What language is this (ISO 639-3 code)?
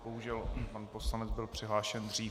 ces